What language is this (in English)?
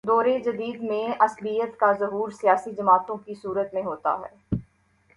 Urdu